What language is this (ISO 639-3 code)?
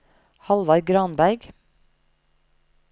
nor